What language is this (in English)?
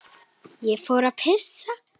Icelandic